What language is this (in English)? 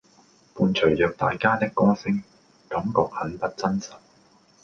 Cantonese